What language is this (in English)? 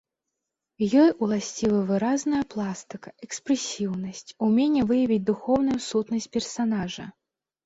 Belarusian